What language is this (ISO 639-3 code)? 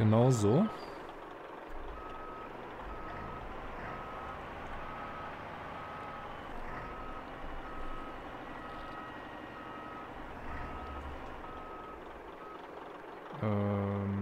deu